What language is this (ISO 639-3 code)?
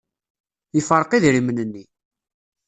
kab